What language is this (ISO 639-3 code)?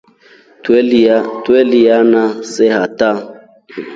rof